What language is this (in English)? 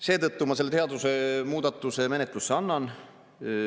Estonian